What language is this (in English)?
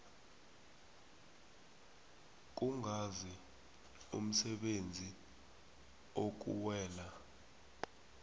South Ndebele